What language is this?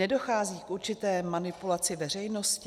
Czech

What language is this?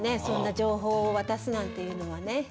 Japanese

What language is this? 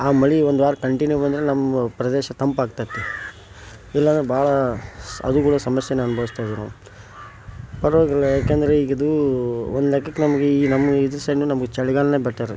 Kannada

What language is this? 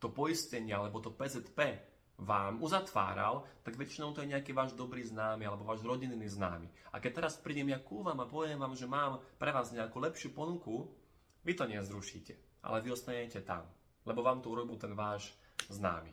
Slovak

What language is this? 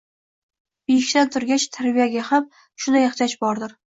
Uzbek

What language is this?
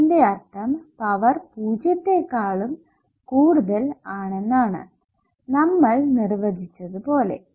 Malayalam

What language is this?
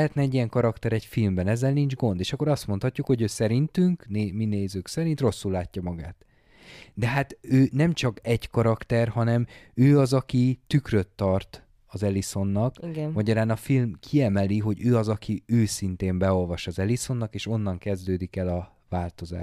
Hungarian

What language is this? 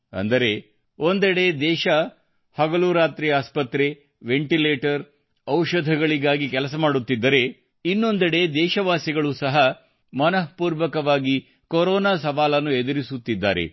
Kannada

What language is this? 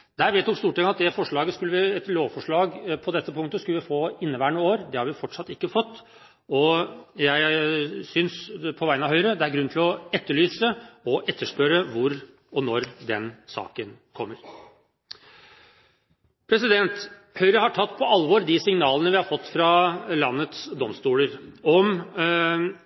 Norwegian Bokmål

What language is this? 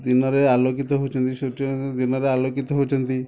Odia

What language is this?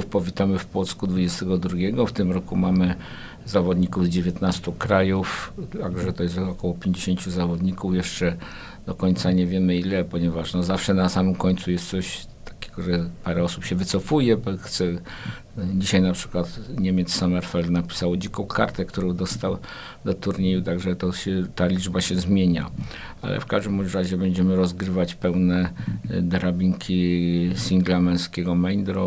Polish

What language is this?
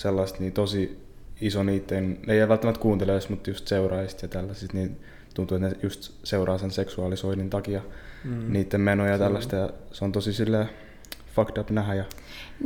Finnish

